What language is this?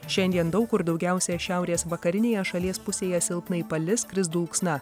Lithuanian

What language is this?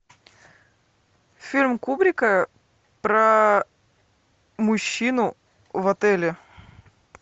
Russian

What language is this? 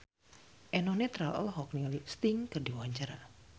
Sundanese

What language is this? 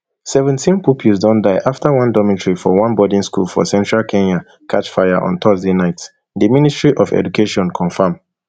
Nigerian Pidgin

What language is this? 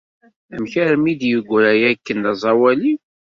Kabyle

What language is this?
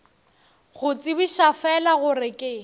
Northern Sotho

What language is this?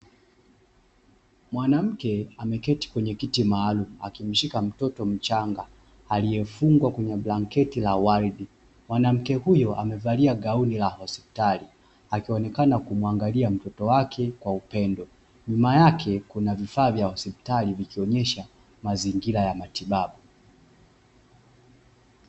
Swahili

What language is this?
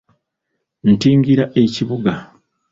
Ganda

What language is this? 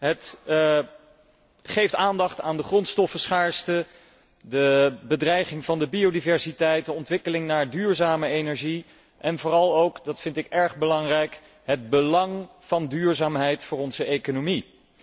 Dutch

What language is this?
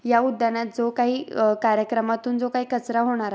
Marathi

